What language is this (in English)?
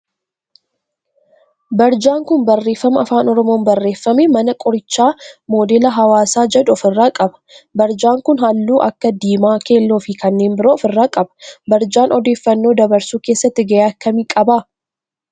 Oromo